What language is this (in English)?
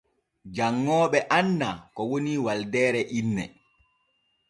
Borgu Fulfulde